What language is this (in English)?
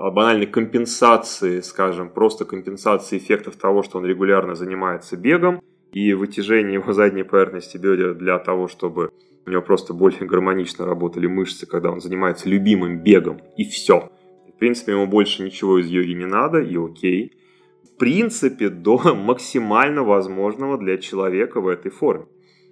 Russian